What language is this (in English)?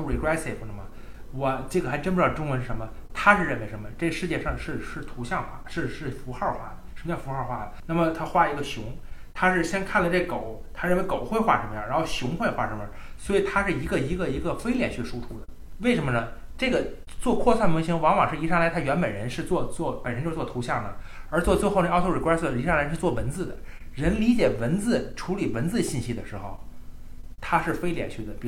Chinese